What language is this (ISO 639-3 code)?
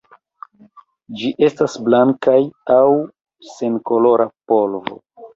epo